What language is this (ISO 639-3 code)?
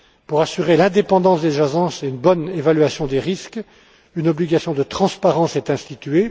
fra